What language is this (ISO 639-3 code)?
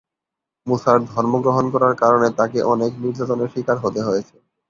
ben